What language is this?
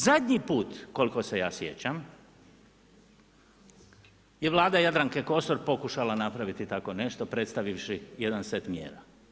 Croatian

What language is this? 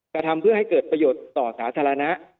Thai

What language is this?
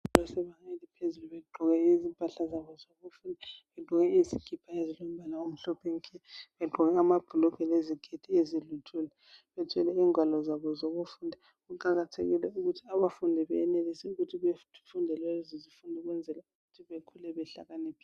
North Ndebele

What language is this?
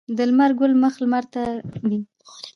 Pashto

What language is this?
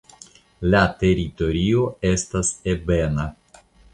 Esperanto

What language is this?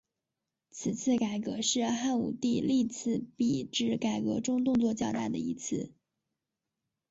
Chinese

